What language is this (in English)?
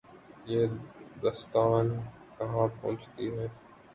Urdu